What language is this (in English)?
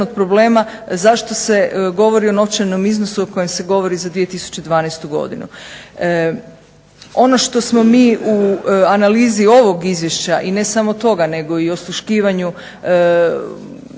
Croatian